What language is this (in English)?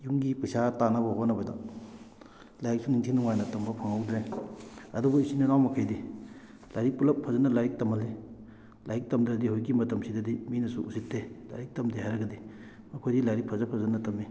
Manipuri